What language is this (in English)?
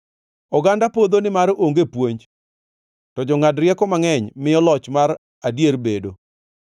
Luo (Kenya and Tanzania)